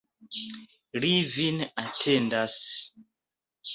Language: Esperanto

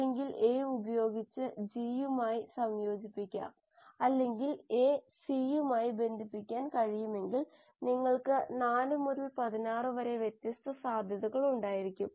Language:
Malayalam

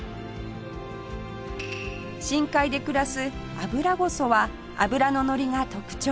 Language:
Japanese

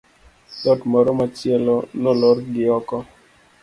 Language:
Luo (Kenya and Tanzania)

